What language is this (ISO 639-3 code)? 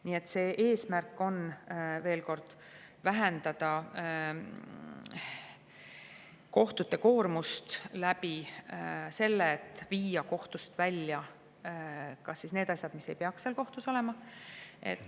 est